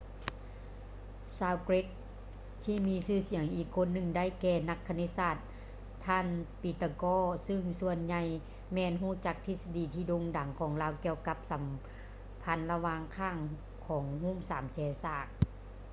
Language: Lao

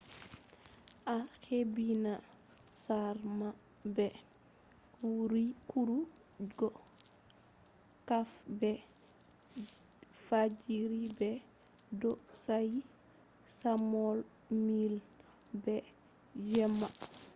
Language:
Fula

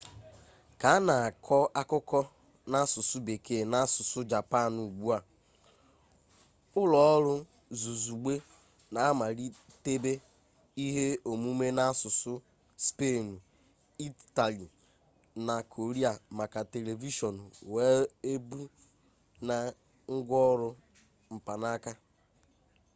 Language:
Igbo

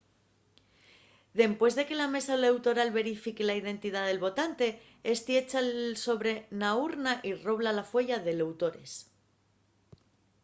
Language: Asturian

